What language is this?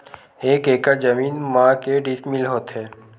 Chhattisgarhi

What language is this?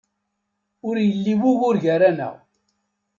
Kabyle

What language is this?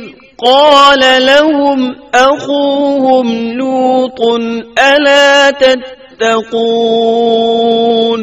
Urdu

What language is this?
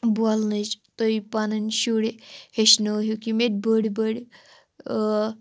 Kashmiri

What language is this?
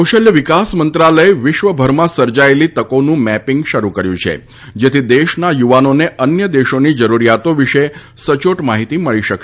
Gujarati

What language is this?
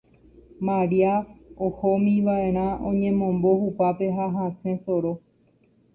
Guarani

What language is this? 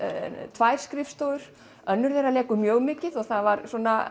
Icelandic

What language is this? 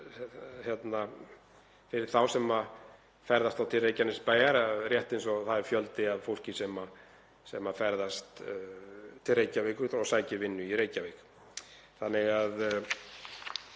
Icelandic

